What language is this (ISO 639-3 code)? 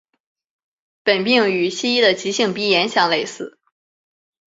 zho